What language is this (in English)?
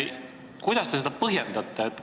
Estonian